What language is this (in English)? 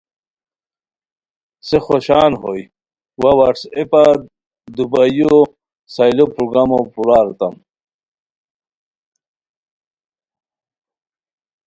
Khowar